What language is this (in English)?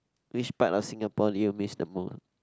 English